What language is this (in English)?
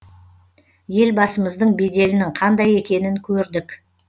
Kazakh